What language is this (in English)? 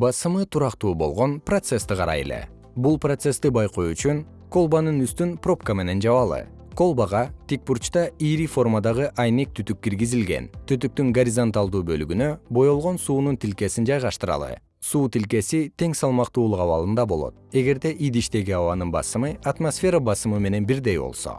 Kyrgyz